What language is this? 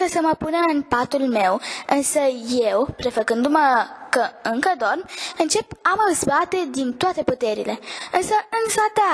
Romanian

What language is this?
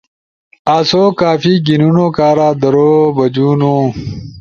Ushojo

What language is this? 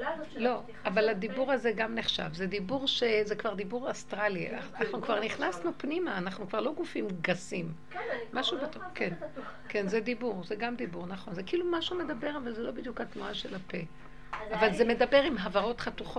Hebrew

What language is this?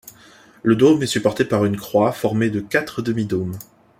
French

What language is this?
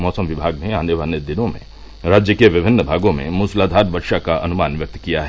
Hindi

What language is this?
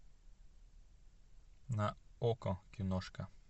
Russian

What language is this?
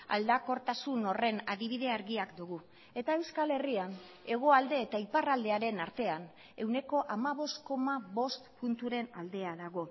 Basque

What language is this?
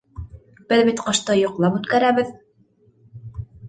Bashkir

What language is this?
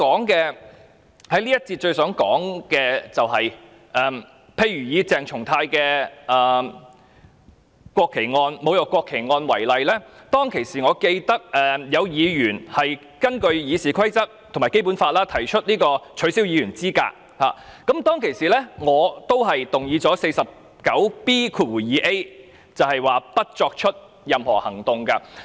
Cantonese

